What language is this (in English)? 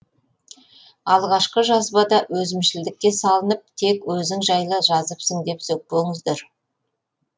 Kazakh